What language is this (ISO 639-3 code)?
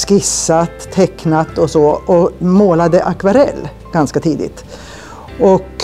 swe